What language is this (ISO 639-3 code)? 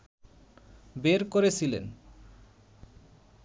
ben